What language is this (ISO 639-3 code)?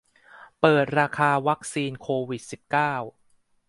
tha